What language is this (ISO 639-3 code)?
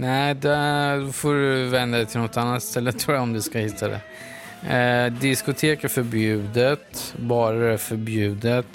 swe